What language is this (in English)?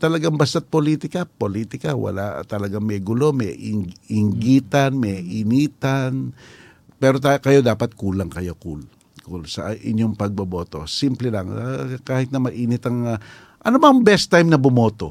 Filipino